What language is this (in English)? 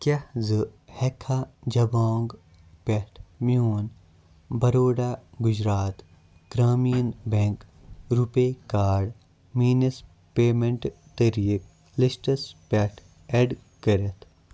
Kashmiri